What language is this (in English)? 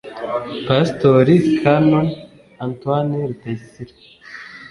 Kinyarwanda